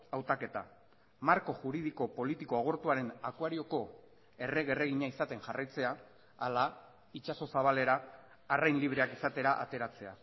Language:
Basque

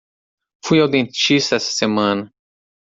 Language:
Portuguese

